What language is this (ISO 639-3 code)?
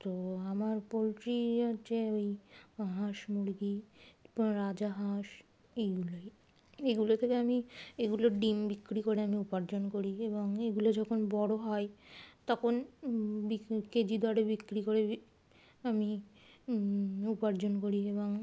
ben